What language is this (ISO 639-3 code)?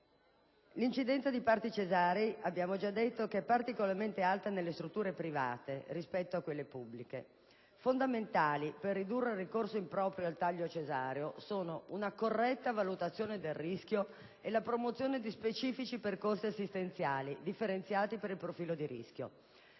ita